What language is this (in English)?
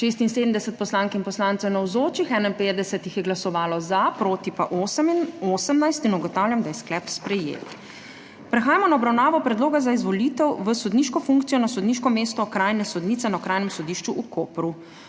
Slovenian